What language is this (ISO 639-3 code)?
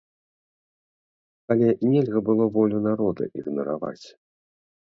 bel